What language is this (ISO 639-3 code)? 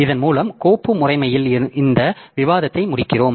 tam